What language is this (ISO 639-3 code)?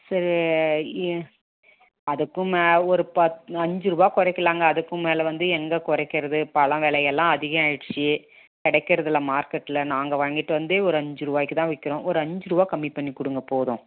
tam